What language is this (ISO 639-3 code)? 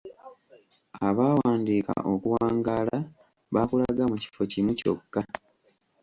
lug